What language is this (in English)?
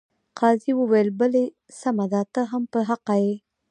Pashto